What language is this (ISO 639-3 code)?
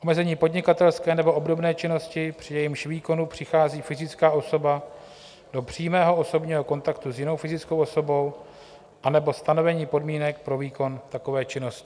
ces